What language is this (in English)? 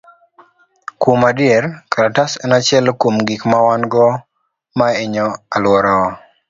Luo (Kenya and Tanzania)